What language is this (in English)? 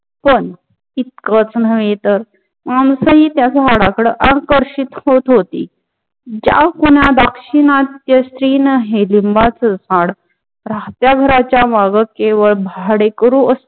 Marathi